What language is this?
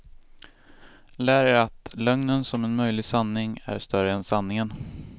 Swedish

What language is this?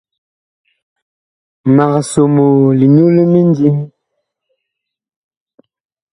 Bakoko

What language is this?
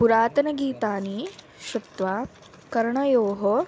Sanskrit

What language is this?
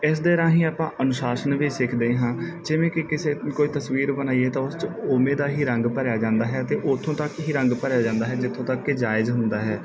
Punjabi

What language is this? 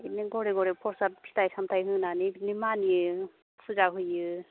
Bodo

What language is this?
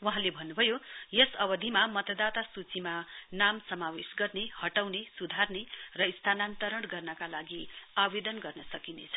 Nepali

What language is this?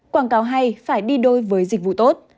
Vietnamese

